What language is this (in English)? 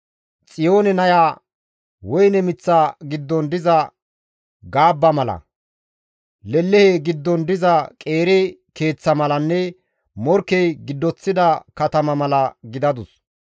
Gamo